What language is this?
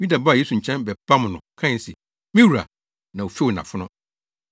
Akan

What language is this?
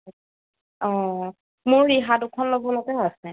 Assamese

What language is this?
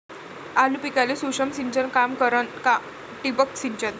Marathi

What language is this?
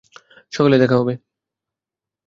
Bangla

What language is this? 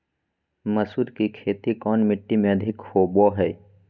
Magahi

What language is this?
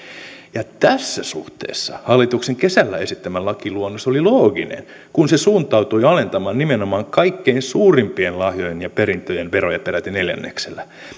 Finnish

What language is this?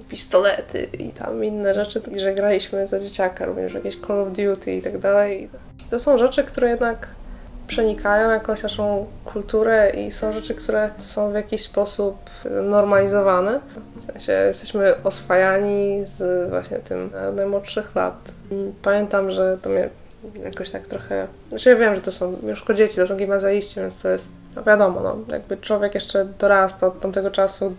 Polish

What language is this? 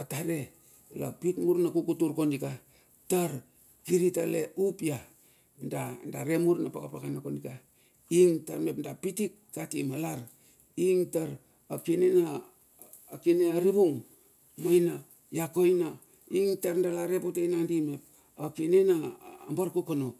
Bilur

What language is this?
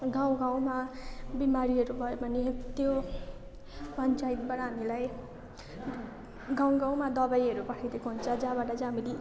Nepali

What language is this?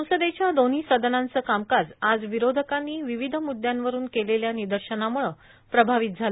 Marathi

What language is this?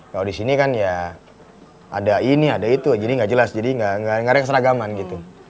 Indonesian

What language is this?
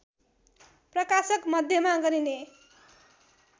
Nepali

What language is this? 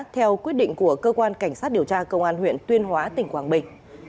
Vietnamese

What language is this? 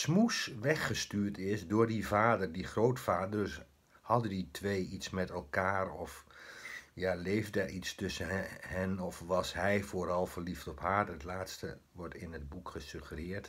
Dutch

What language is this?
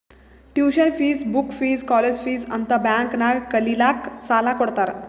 Kannada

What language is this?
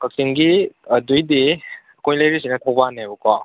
Manipuri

